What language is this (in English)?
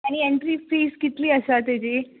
Konkani